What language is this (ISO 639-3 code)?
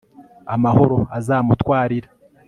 kin